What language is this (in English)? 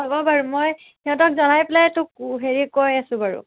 Assamese